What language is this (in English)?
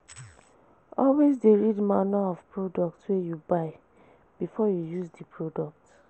Nigerian Pidgin